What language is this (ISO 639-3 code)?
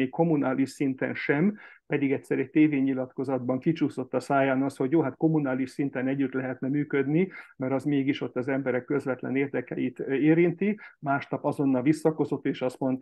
hun